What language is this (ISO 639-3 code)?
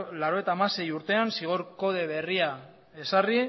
eus